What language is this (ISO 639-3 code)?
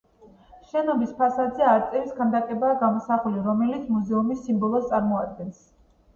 kat